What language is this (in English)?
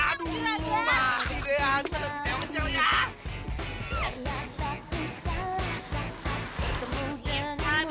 Indonesian